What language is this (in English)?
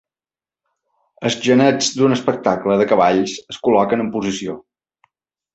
Catalan